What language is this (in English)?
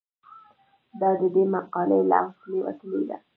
Pashto